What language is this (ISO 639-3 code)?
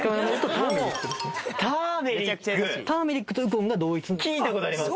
jpn